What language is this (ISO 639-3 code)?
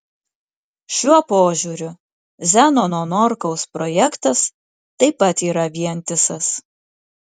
lit